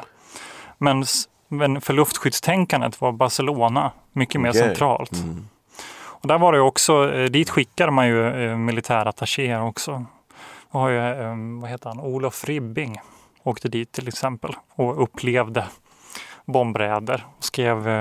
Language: Swedish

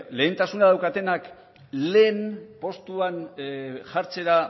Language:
Basque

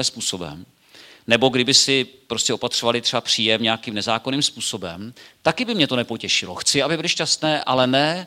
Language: Czech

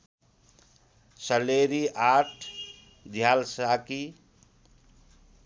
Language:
Nepali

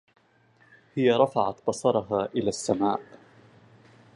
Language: Arabic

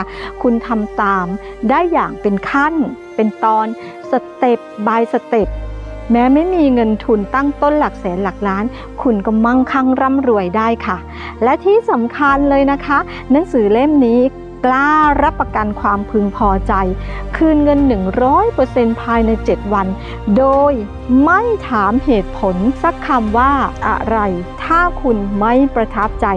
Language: Thai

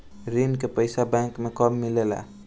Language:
Bhojpuri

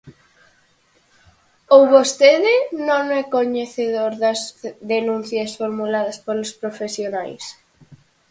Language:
Galician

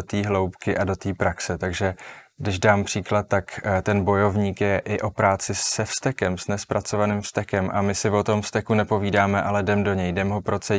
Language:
Czech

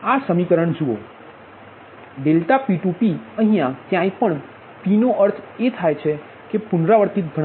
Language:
Gujarati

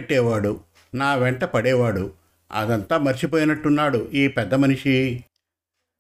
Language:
Telugu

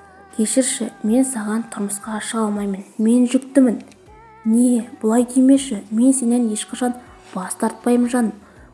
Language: Turkish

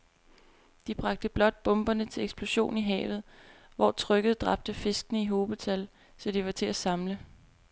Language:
Danish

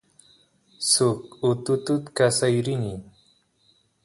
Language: Santiago del Estero Quichua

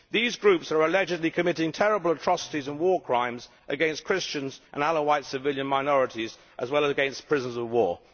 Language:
English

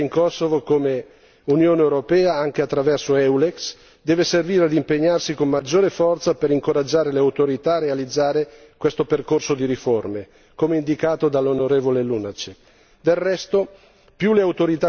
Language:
Italian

